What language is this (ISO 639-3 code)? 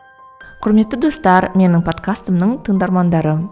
kaz